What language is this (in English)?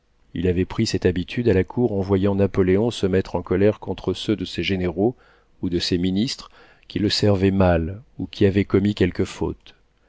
French